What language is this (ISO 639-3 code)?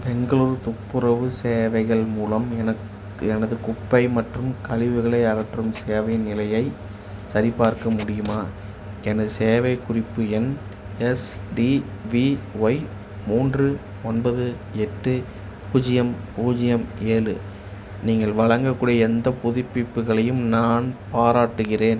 tam